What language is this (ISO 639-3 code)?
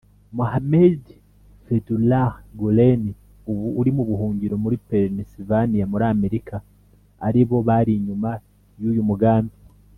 kin